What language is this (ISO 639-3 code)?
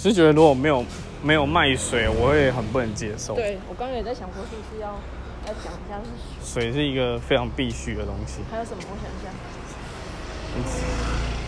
zho